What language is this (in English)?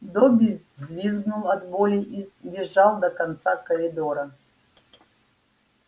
Russian